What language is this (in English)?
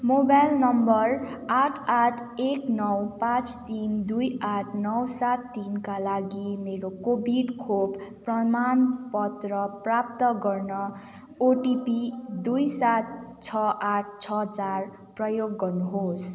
Nepali